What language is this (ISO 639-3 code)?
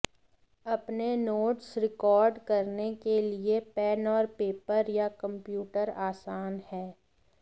hin